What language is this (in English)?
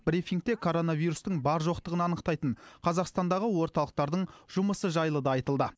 Kazakh